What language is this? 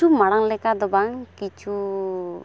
Santali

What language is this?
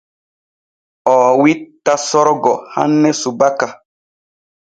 Borgu Fulfulde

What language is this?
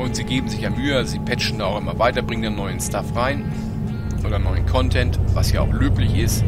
German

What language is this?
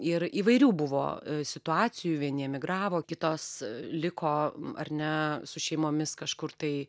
Lithuanian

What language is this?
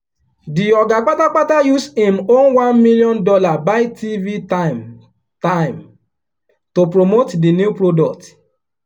Nigerian Pidgin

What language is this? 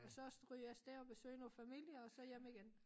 Danish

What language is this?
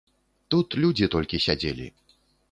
Belarusian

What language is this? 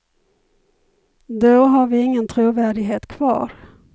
Swedish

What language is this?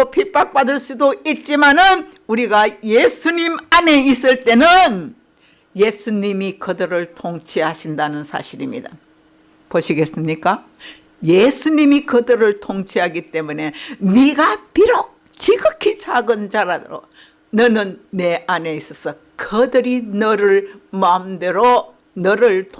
Korean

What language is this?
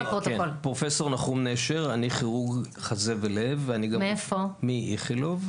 Hebrew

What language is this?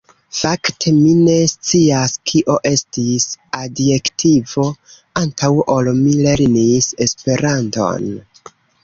Esperanto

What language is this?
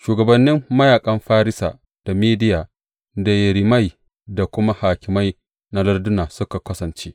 Hausa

